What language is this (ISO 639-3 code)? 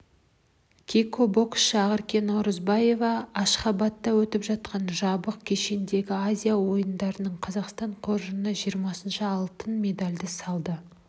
kaz